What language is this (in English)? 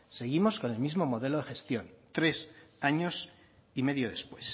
Spanish